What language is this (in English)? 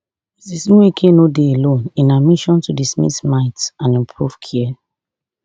Nigerian Pidgin